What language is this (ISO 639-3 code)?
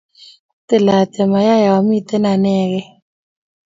kln